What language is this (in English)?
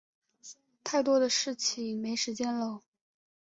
Chinese